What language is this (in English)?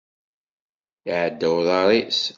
Kabyle